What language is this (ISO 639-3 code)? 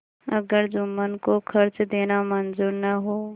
hin